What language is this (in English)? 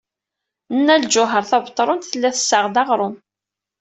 Kabyle